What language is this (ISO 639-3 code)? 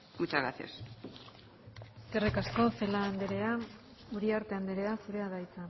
eus